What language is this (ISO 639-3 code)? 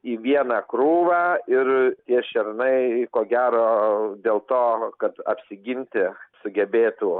lit